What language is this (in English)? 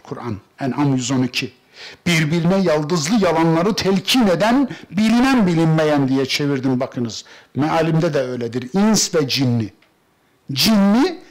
Turkish